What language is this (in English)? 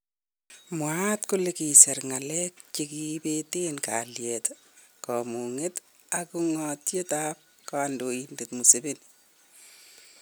Kalenjin